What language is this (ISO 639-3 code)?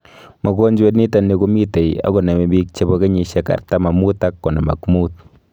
kln